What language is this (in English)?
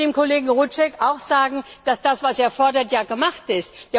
German